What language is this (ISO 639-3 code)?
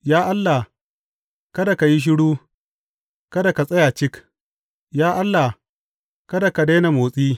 hau